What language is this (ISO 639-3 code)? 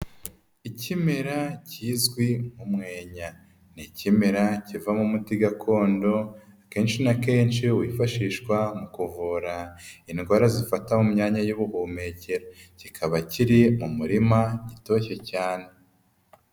kin